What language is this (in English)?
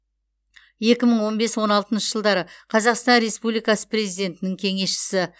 Kazakh